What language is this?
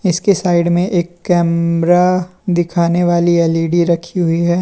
Hindi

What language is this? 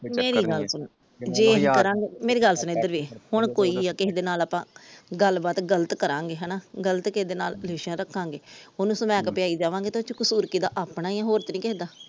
Punjabi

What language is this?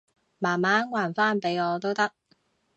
Cantonese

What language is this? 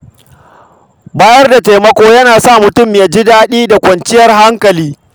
Hausa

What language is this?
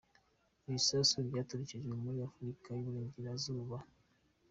Kinyarwanda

